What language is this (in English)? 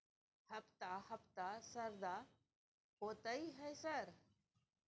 Maithili